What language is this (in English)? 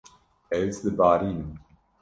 Kurdish